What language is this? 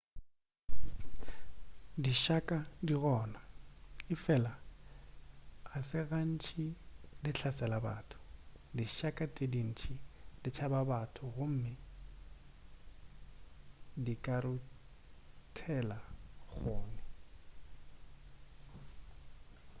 Northern Sotho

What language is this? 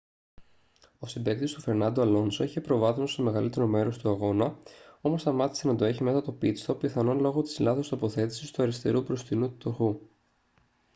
Greek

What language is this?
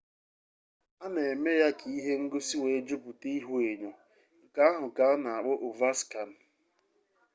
Igbo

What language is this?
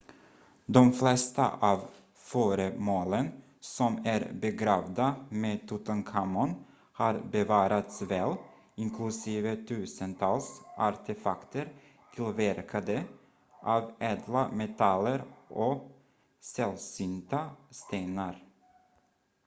Swedish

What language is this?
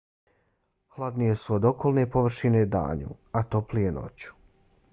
Bosnian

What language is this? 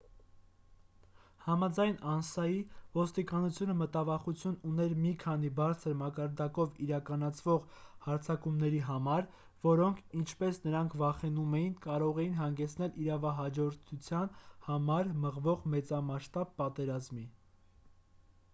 Armenian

